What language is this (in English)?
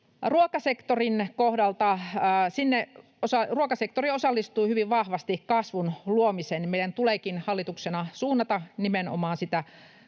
Finnish